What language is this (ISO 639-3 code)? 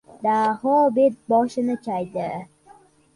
uzb